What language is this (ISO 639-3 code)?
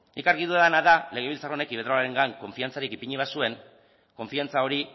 eus